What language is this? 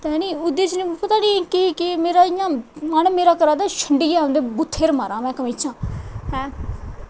Dogri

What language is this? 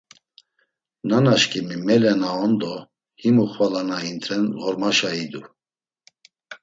Laz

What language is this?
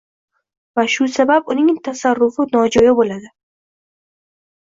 Uzbek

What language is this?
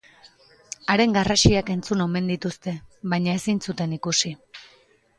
Basque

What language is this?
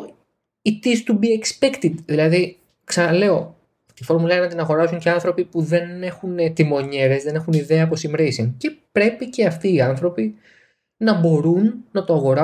Greek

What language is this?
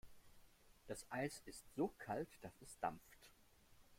German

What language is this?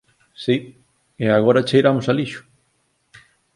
Galician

